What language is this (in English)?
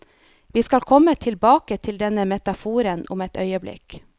Norwegian